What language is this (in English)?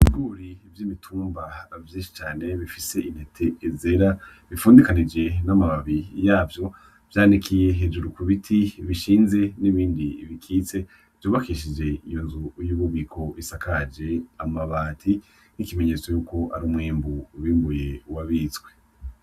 Rundi